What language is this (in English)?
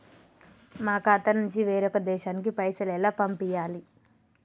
Telugu